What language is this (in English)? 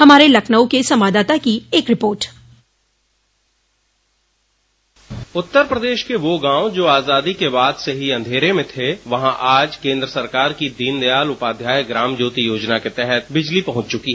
Hindi